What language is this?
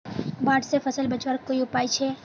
Magahi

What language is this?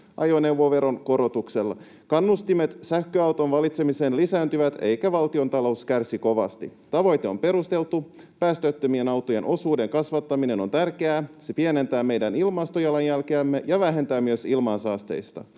Finnish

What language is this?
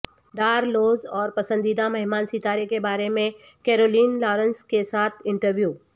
Urdu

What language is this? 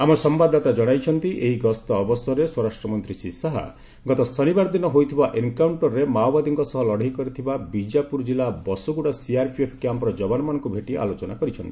Odia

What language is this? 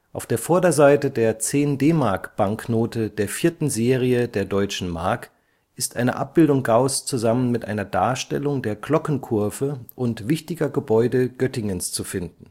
German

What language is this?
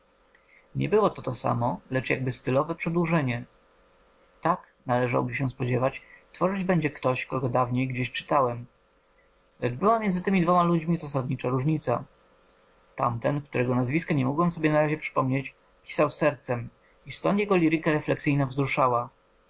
Polish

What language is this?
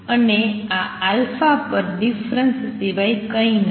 Gujarati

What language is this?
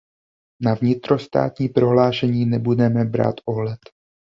Czech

